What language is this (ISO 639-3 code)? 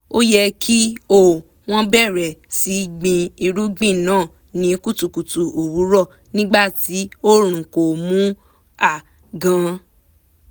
yor